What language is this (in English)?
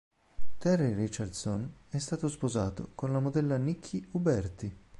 Italian